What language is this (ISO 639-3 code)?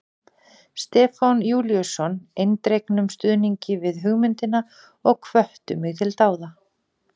isl